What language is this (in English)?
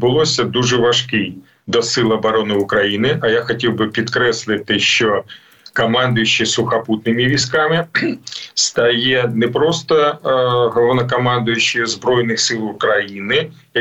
Ukrainian